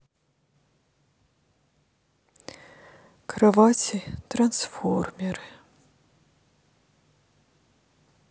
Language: Russian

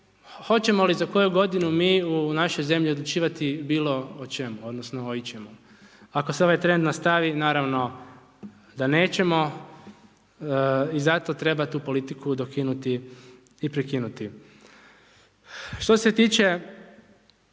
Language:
Croatian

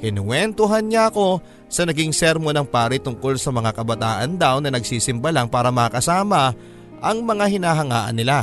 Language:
Filipino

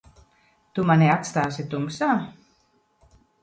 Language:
Latvian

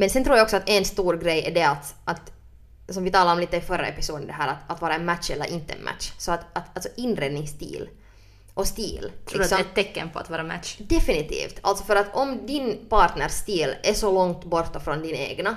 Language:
Swedish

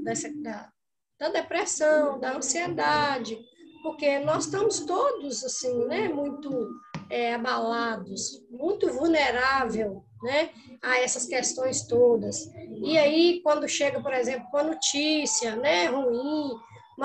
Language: Portuguese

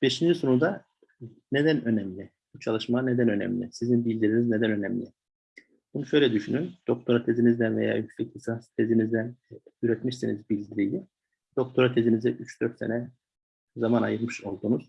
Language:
Turkish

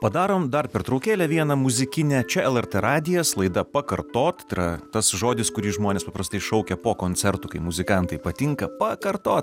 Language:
Lithuanian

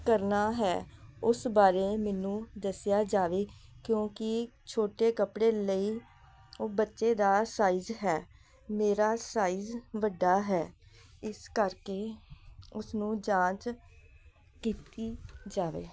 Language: Punjabi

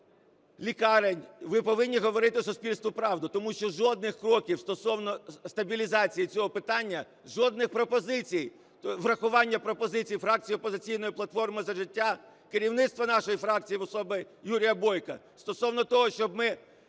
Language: Ukrainian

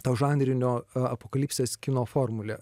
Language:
Lithuanian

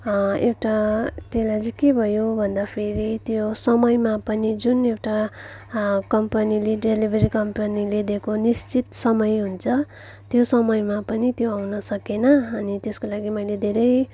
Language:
Nepali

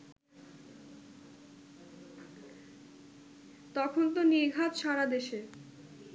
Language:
Bangla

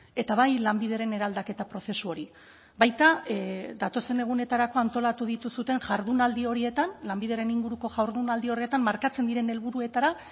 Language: Basque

